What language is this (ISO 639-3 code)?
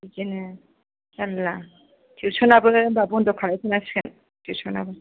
brx